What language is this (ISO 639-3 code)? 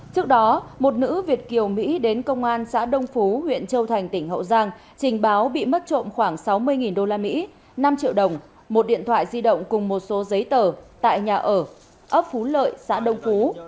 vie